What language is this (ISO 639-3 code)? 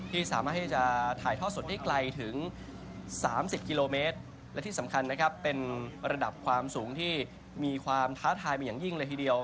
tha